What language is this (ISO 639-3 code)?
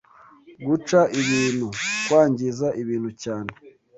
kin